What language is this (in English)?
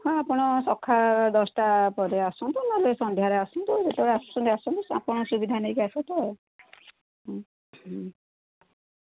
Odia